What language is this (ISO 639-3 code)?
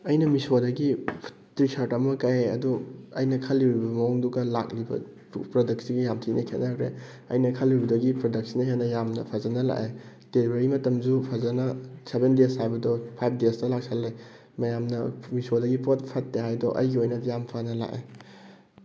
mni